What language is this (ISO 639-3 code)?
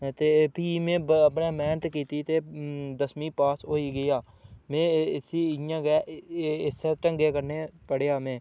doi